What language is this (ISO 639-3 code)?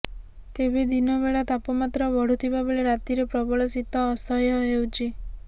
ori